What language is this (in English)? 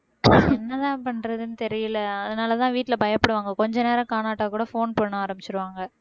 Tamil